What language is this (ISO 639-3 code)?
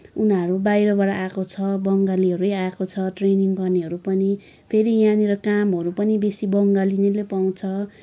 nep